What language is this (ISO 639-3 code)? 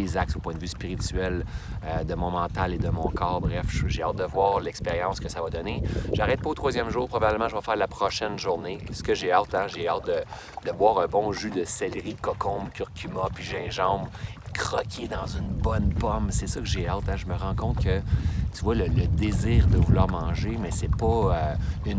fra